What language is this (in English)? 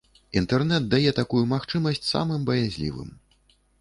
Belarusian